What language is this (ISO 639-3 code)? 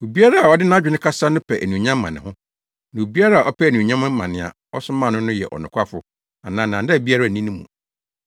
aka